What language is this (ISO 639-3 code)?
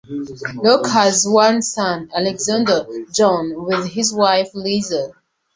eng